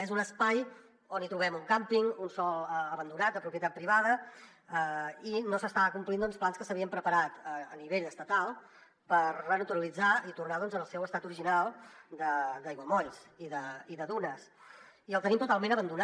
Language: Catalan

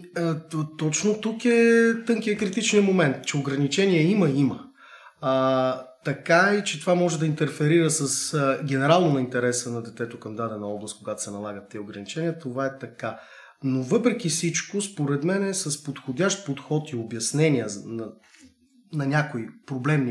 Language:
Bulgarian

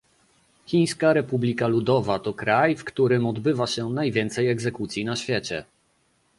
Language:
Polish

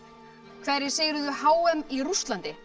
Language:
Icelandic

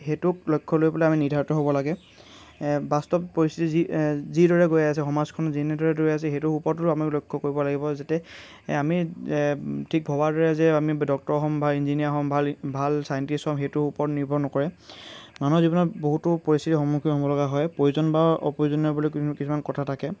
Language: Assamese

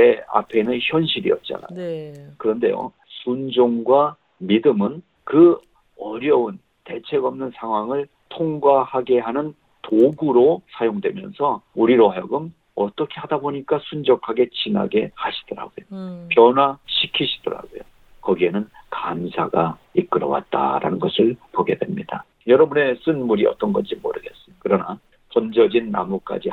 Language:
Korean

